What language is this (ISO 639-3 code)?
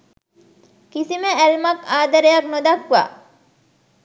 sin